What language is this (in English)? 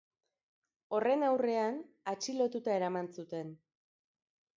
Basque